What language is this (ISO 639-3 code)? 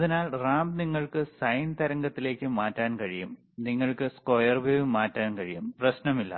mal